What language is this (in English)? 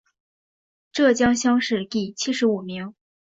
Chinese